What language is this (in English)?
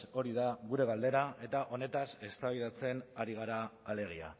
Basque